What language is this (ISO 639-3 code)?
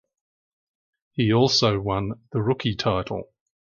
eng